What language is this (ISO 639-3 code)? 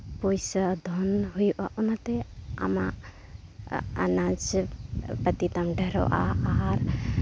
sat